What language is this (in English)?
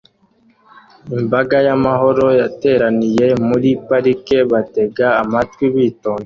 Kinyarwanda